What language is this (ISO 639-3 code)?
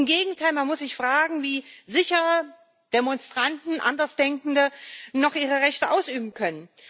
deu